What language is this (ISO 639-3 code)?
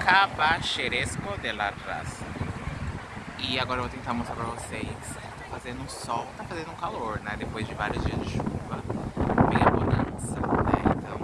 por